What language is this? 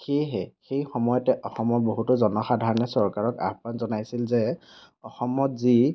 Assamese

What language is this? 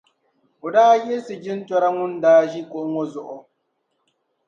Dagbani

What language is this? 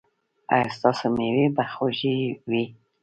Pashto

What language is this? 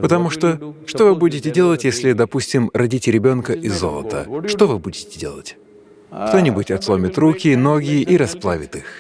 Russian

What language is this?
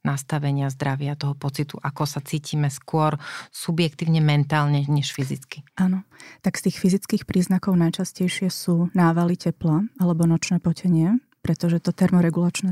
Slovak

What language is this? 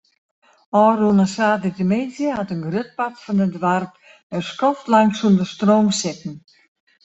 Western Frisian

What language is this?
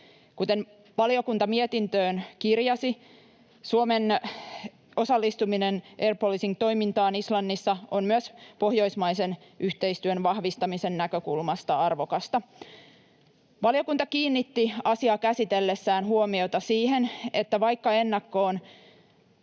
Finnish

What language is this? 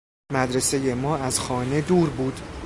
Persian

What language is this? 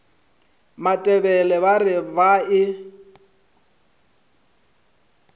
Northern Sotho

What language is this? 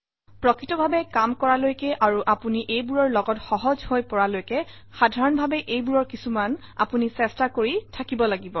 Assamese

